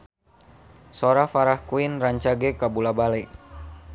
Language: Sundanese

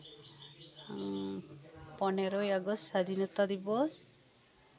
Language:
Santali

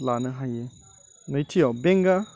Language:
Bodo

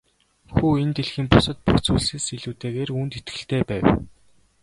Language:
Mongolian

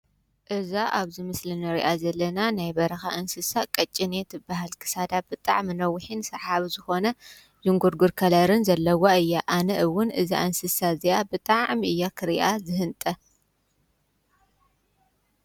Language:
Tigrinya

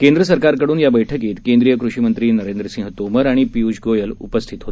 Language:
Marathi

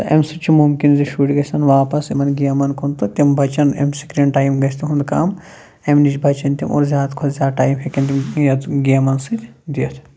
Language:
Kashmiri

